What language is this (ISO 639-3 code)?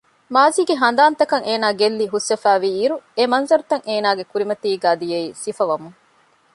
div